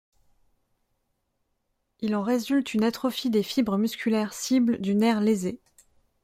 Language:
French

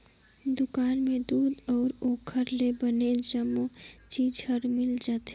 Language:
Chhattisgarhi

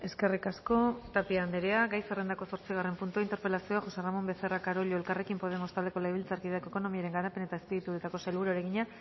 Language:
Basque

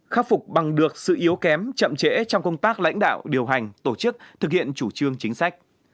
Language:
Vietnamese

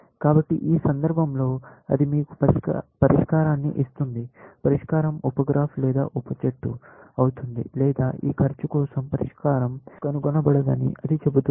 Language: Telugu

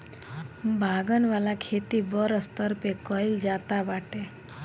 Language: Bhojpuri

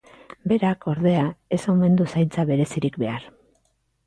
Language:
Basque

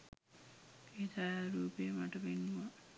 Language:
Sinhala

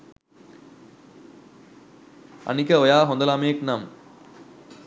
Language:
Sinhala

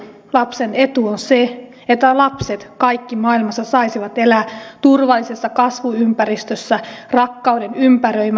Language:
Finnish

